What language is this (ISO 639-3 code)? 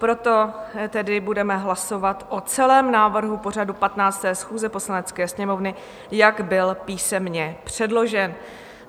ces